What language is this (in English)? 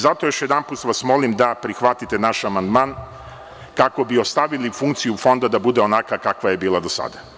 Serbian